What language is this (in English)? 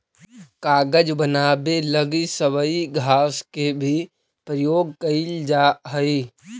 Magahi